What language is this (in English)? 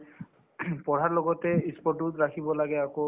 Assamese